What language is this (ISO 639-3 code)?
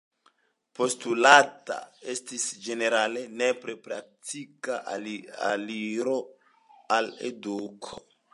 epo